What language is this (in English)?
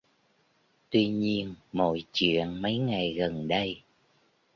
Vietnamese